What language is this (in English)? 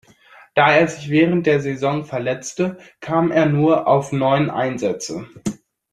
German